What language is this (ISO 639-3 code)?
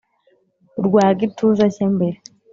kin